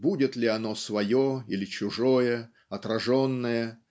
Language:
Russian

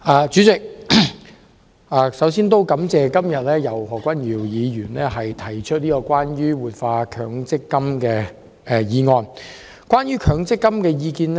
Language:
Cantonese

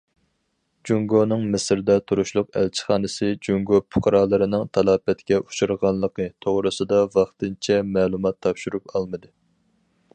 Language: Uyghur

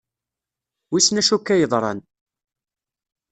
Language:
Kabyle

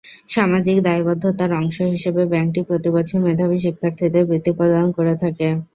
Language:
Bangla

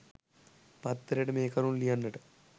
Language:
Sinhala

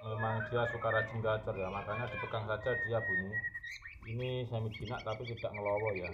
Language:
Indonesian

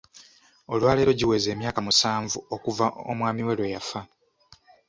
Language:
Ganda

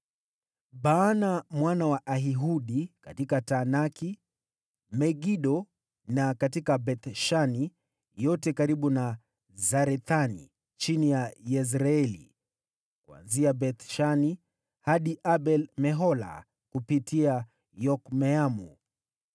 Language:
Swahili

